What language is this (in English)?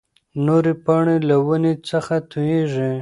Pashto